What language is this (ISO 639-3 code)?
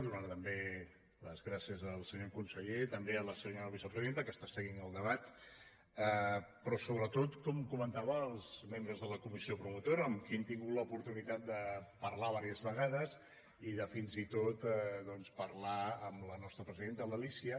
cat